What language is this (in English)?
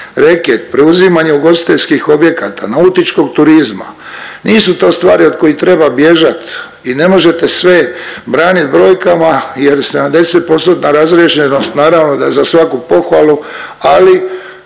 Croatian